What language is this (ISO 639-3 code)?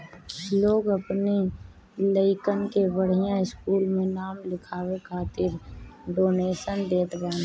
bho